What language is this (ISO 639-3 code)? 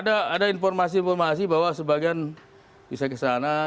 ind